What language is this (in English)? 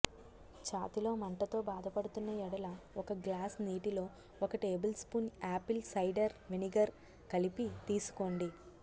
Telugu